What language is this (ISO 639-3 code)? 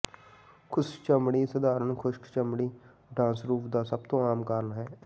pan